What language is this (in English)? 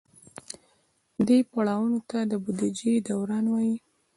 Pashto